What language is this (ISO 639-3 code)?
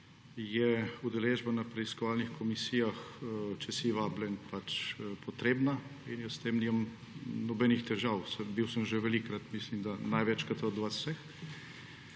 slv